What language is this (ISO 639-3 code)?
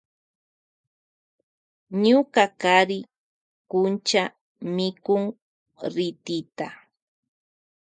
qvj